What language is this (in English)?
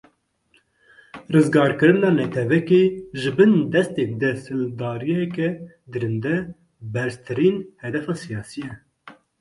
Kurdish